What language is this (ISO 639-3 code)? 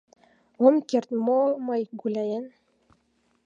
chm